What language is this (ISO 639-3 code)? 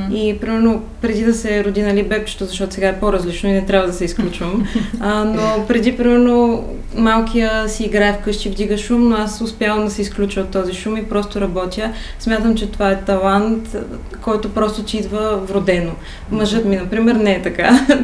bul